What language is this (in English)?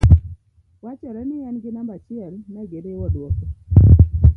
Luo (Kenya and Tanzania)